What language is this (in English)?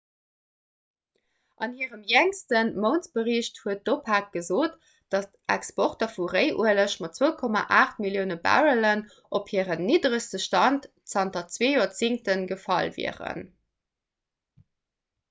Luxembourgish